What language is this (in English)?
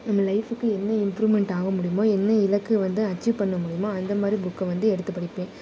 Tamil